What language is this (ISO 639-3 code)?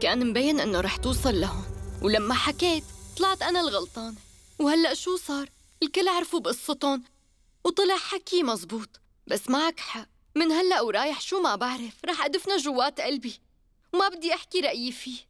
ara